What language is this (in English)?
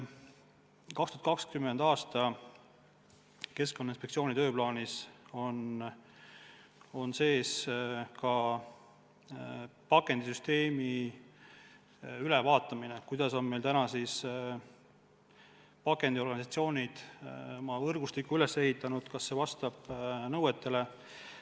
Estonian